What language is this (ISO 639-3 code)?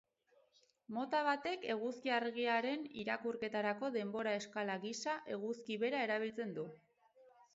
eus